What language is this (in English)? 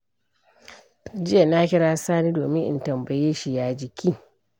Hausa